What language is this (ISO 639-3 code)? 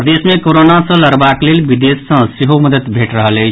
mai